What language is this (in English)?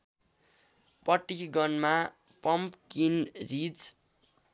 Nepali